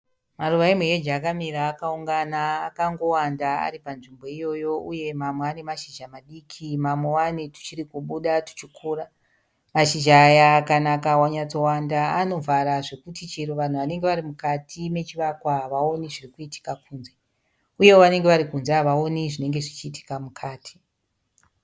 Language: Shona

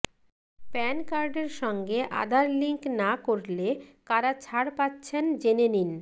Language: Bangla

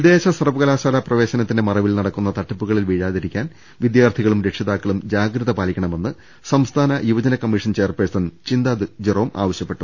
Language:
Malayalam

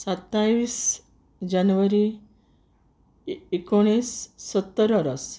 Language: Konkani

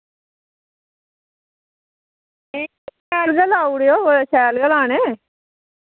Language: Dogri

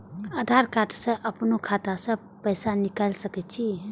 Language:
Maithili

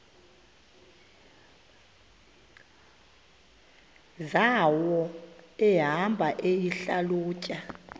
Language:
Xhosa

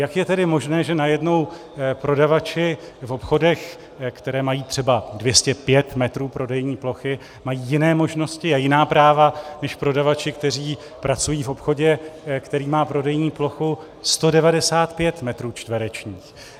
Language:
Czech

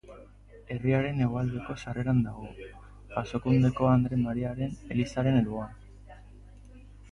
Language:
Basque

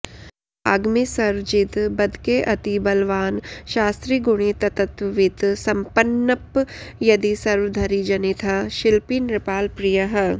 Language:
Sanskrit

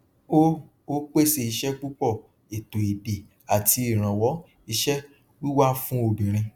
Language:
Yoruba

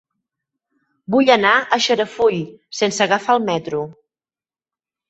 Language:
Catalan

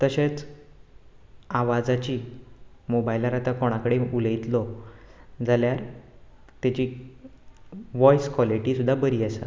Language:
Konkani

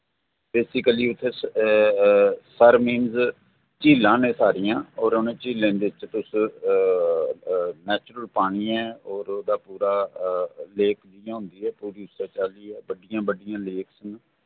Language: Dogri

